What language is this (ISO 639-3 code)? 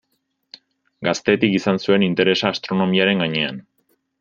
eus